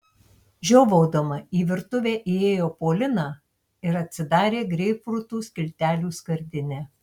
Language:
Lithuanian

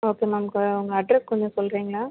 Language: Tamil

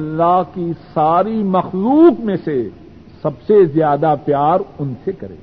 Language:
Urdu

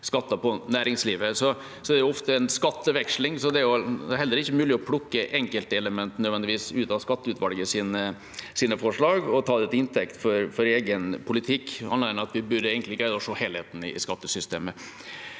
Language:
Norwegian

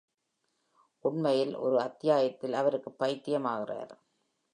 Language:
Tamil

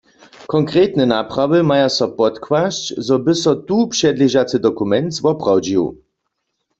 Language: Upper Sorbian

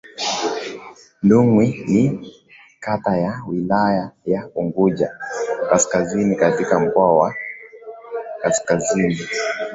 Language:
Swahili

